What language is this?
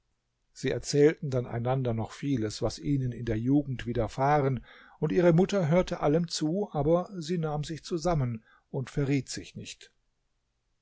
German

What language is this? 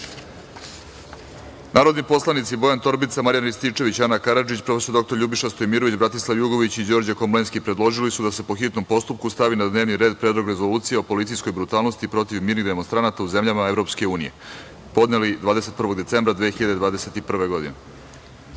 Serbian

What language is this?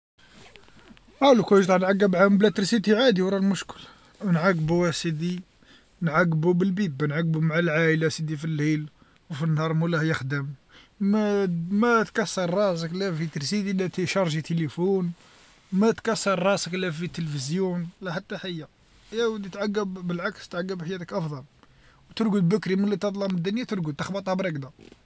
Algerian Arabic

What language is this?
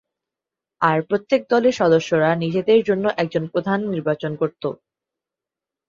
Bangla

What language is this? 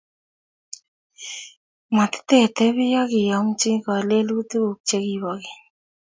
Kalenjin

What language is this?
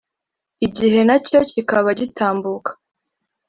Kinyarwanda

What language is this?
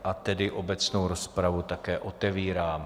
Czech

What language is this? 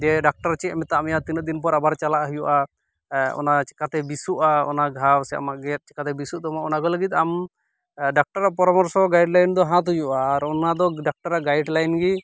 Santali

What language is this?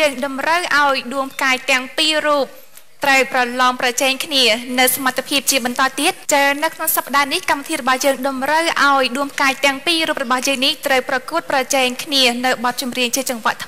Thai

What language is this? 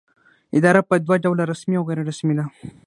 Pashto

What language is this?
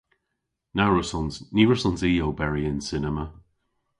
Cornish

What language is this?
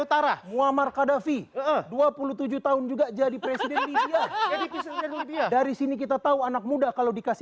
Indonesian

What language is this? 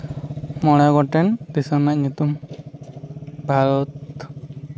Santali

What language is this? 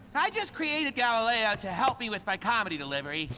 English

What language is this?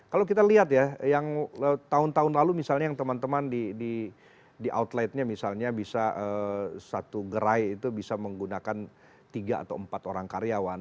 Indonesian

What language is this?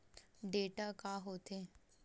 Chhattisgarhi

